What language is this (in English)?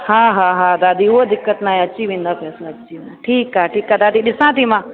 Sindhi